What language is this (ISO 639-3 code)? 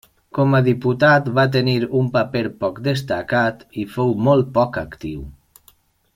cat